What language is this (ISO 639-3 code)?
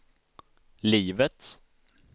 swe